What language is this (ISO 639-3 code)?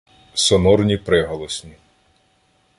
ukr